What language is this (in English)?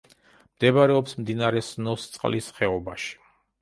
Georgian